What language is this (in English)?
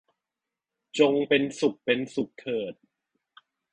Thai